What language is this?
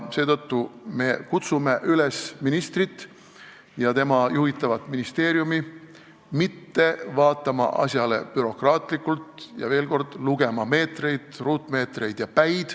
Estonian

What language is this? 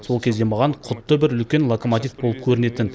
Kazakh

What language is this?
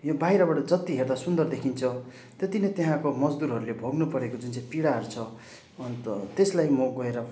Nepali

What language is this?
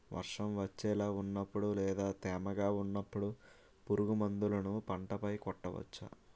Telugu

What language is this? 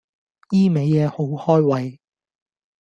Cantonese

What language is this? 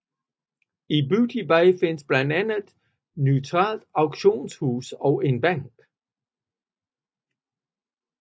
Danish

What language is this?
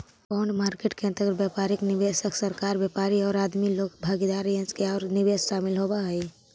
Magahi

